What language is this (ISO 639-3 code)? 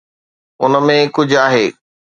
snd